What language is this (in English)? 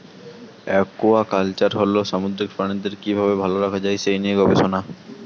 Bangla